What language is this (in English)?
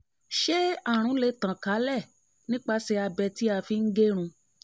Yoruba